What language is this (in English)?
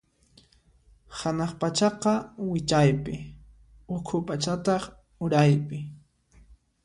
Puno Quechua